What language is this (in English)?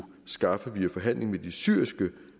Danish